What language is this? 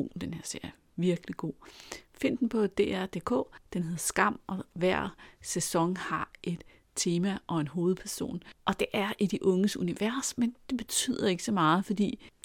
Danish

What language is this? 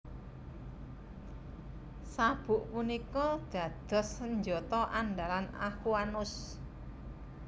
Javanese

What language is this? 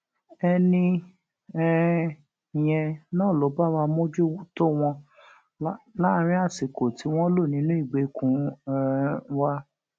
Yoruba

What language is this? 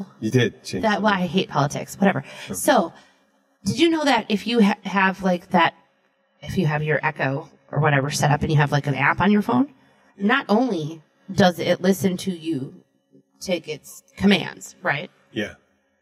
English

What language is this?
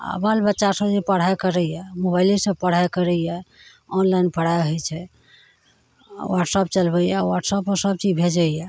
Maithili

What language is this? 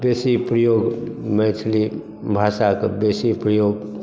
Maithili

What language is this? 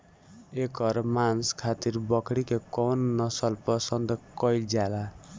Bhojpuri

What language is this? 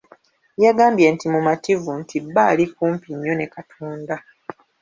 Ganda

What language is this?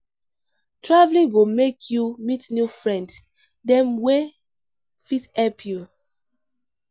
Nigerian Pidgin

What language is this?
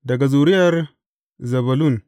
Hausa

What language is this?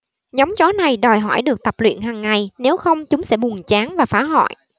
Vietnamese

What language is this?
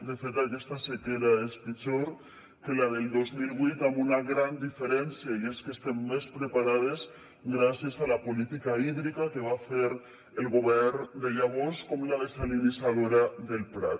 Catalan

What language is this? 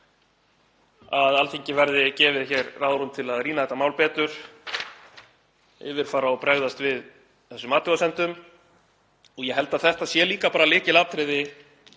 Icelandic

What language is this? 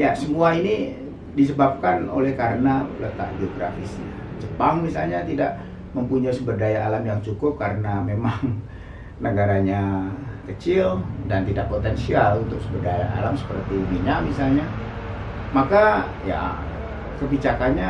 Indonesian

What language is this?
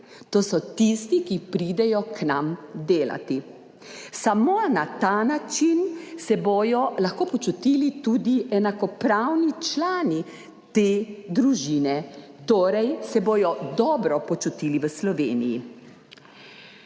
Slovenian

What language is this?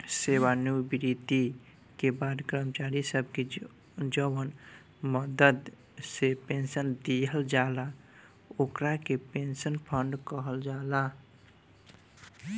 Bhojpuri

